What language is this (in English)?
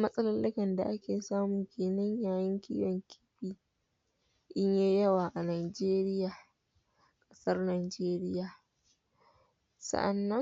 Hausa